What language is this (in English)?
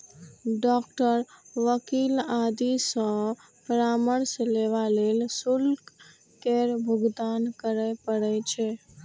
Maithili